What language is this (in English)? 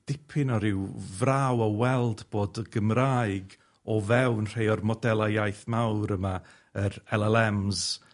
Welsh